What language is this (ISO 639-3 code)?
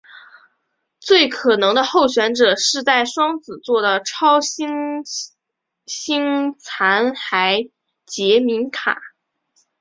zho